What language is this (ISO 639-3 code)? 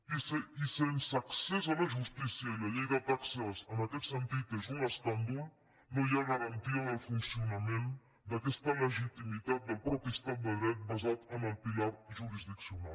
cat